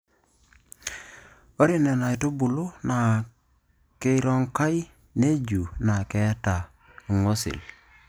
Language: Masai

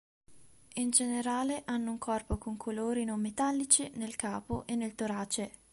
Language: Italian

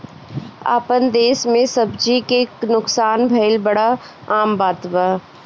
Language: Bhojpuri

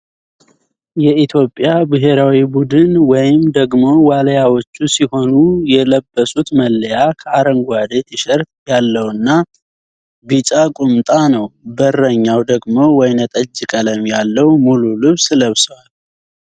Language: Amharic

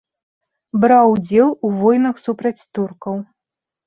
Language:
Belarusian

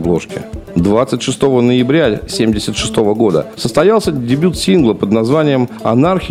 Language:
Russian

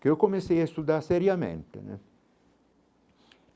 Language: Portuguese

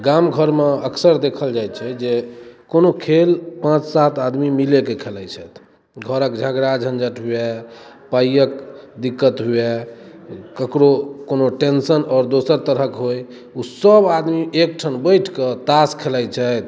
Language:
Maithili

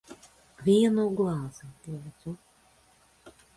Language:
Latvian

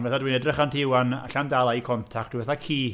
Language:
Welsh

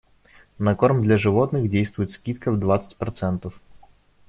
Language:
Russian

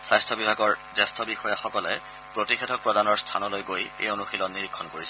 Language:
Assamese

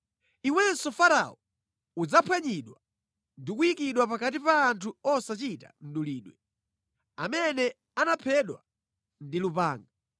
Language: Nyanja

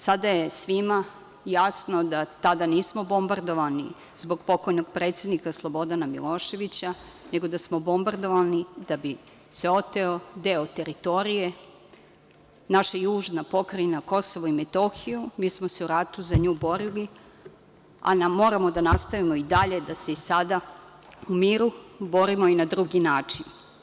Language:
Serbian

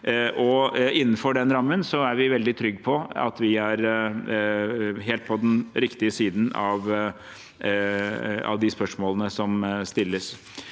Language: Norwegian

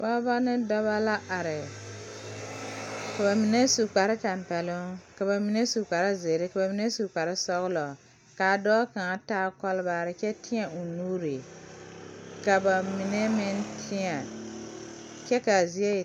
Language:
Southern Dagaare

